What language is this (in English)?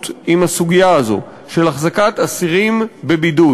Hebrew